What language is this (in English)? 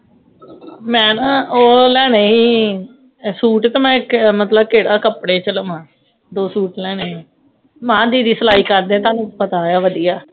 Punjabi